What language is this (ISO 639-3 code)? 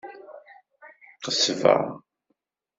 kab